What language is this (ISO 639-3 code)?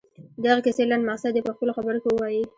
pus